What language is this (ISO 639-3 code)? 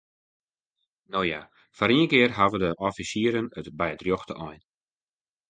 fry